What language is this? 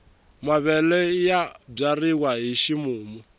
Tsonga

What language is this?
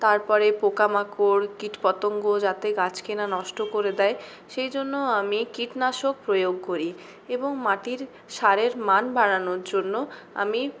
Bangla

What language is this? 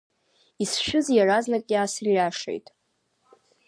Abkhazian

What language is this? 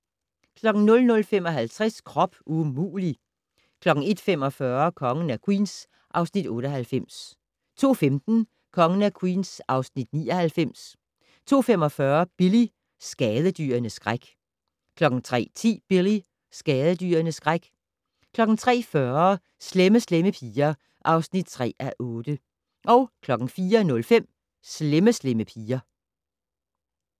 Danish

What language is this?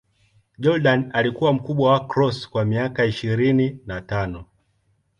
Swahili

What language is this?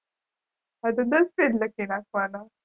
Gujarati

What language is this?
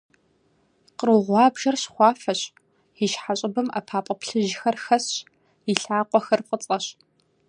Kabardian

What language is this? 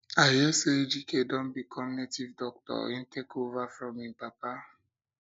Nigerian Pidgin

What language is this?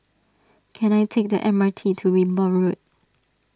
English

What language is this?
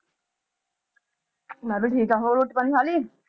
Punjabi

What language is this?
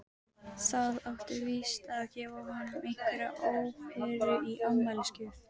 Icelandic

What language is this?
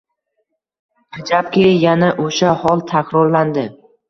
Uzbek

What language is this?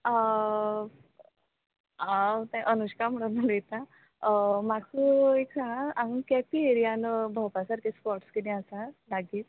Konkani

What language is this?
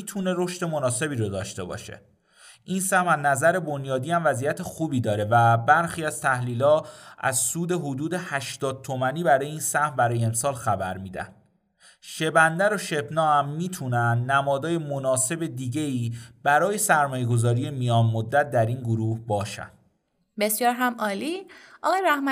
Persian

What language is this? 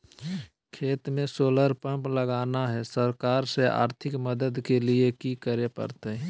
Magahi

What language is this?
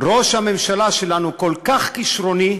Hebrew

